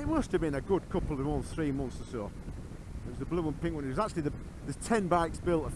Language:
English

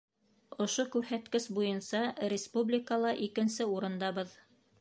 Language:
Bashkir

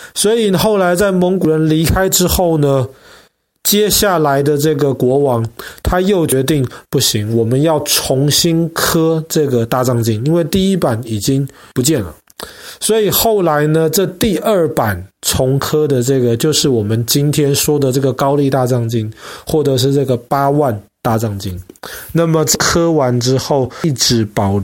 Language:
Chinese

